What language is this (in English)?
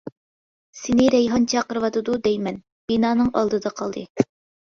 Uyghur